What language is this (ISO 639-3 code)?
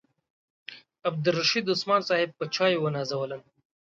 pus